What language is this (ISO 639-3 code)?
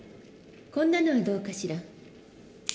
jpn